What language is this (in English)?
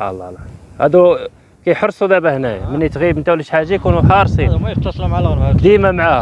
Arabic